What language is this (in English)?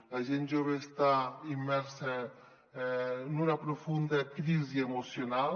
Catalan